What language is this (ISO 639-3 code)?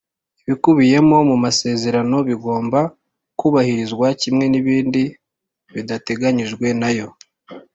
kin